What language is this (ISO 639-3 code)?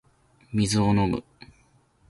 jpn